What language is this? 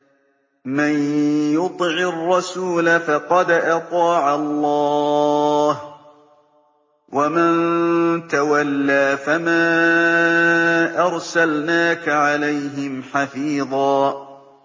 Arabic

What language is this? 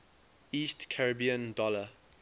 English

